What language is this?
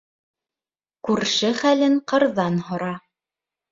Bashkir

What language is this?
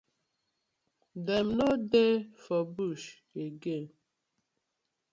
Nigerian Pidgin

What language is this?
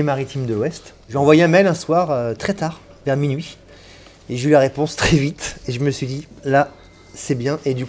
French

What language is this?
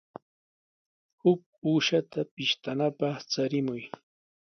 Sihuas Ancash Quechua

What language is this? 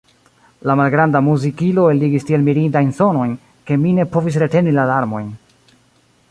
Esperanto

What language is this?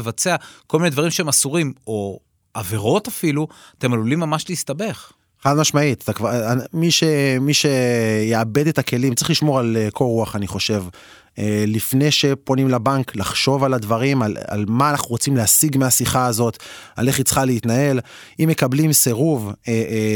Hebrew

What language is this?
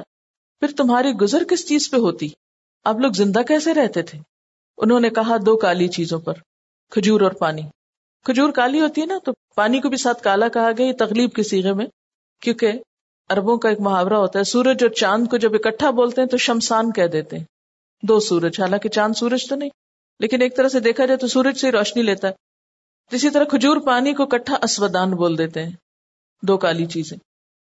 Urdu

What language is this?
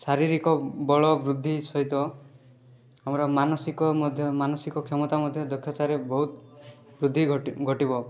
Odia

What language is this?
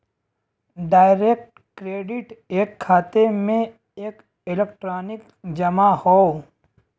Bhojpuri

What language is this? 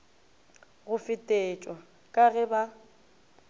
Northern Sotho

